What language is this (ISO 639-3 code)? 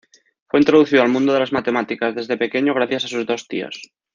spa